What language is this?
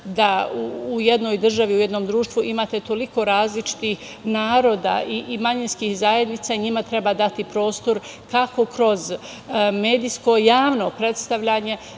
Serbian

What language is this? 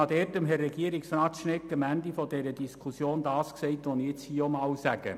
Swiss German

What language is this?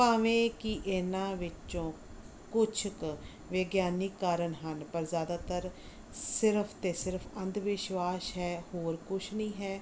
Punjabi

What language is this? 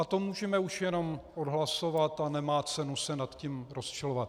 Czech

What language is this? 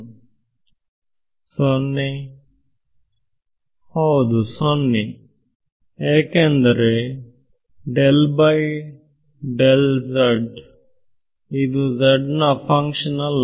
Kannada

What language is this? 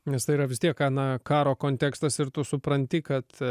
Lithuanian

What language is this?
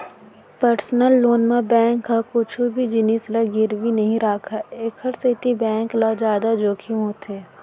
Chhattisgarhi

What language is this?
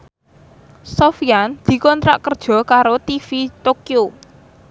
Javanese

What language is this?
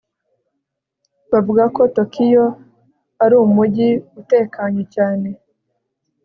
Kinyarwanda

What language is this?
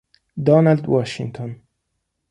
Italian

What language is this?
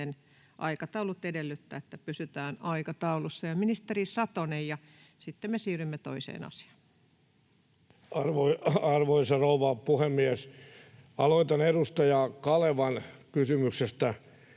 Finnish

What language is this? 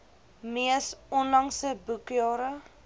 Afrikaans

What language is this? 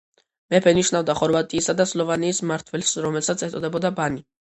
Georgian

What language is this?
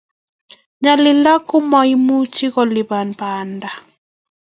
Kalenjin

